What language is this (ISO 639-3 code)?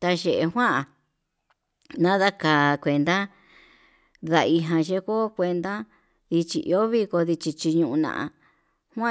mab